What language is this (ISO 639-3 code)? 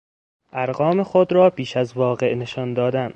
fas